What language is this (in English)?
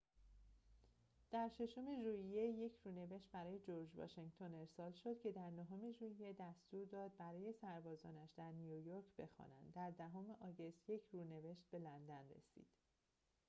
Persian